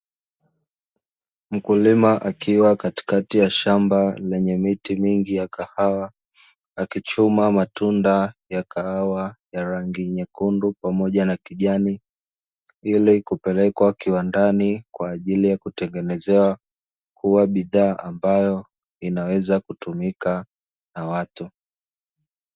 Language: Swahili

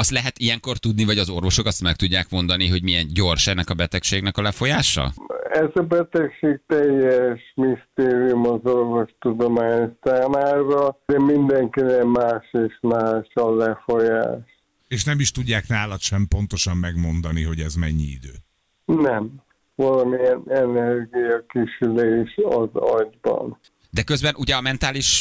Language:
Hungarian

